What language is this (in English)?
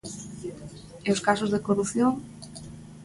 Galician